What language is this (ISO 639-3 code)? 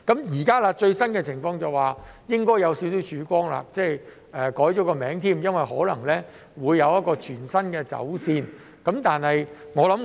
yue